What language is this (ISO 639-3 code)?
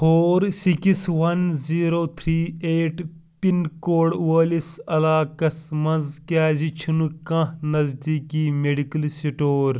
kas